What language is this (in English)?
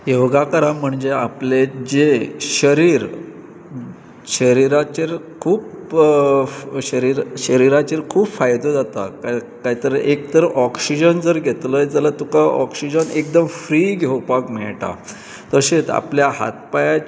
Konkani